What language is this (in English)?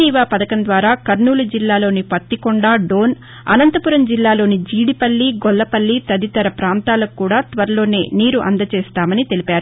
Telugu